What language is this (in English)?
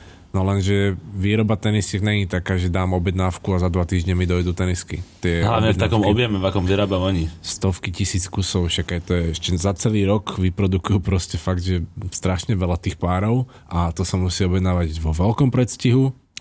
Slovak